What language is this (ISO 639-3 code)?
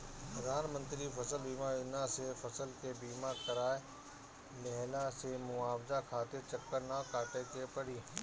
bho